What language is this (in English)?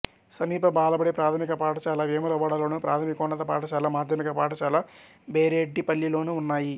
Telugu